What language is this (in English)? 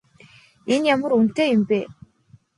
Mongolian